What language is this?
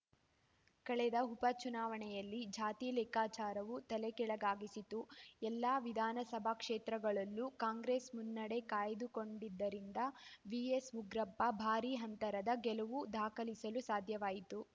Kannada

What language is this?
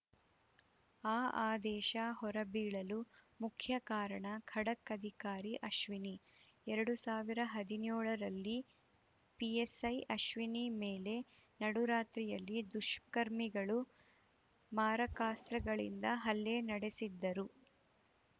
Kannada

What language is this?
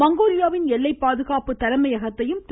Tamil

